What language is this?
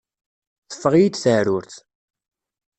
Kabyle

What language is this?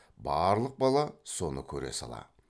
Kazakh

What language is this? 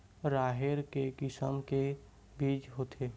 Chhattisgarhi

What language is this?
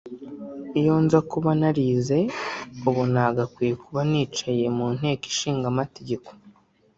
Kinyarwanda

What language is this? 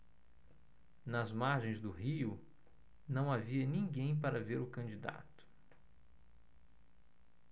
Portuguese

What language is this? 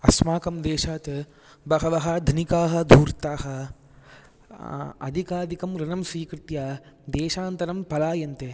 Sanskrit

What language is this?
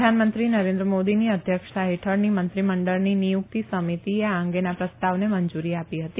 Gujarati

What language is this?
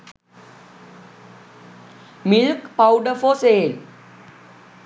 Sinhala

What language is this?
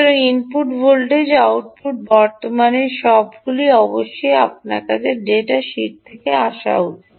Bangla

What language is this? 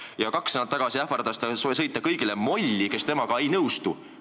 Estonian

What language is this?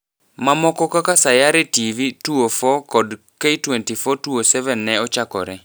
Luo (Kenya and Tanzania)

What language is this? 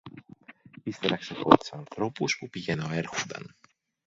Greek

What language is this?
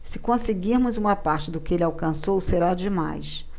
Portuguese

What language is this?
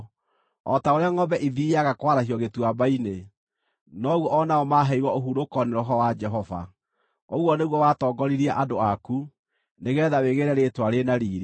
Kikuyu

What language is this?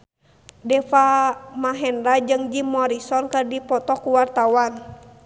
Sundanese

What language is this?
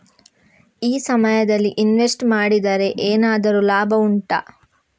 Kannada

